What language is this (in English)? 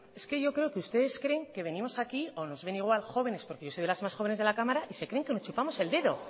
Spanish